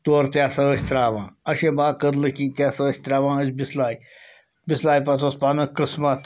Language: Kashmiri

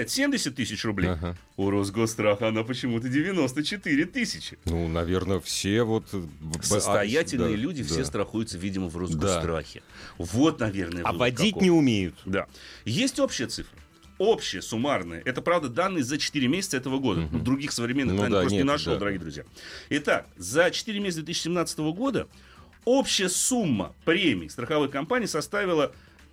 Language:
Russian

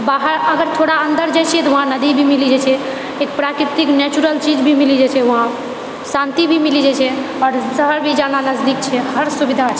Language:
Maithili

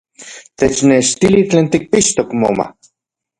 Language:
Central Puebla Nahuatl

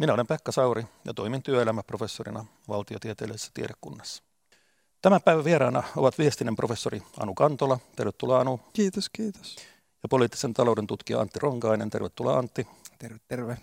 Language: Finnish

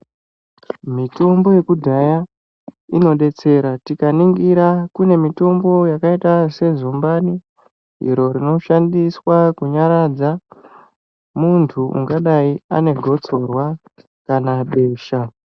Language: Ndau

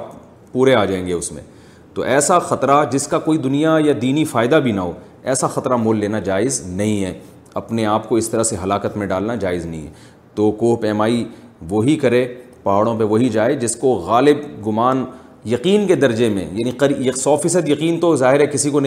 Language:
Urdu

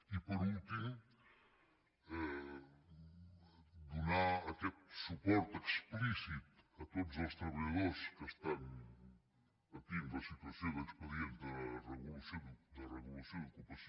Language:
Catalan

